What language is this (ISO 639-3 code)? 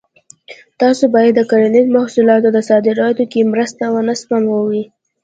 pus